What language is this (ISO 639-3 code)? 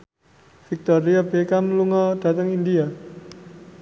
jav